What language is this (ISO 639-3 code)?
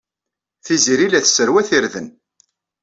kab